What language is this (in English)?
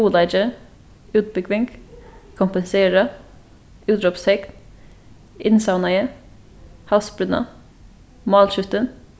Faroese